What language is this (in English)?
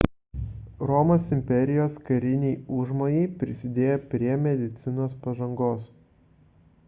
Lithuanian